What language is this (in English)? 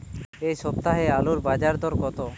Bangla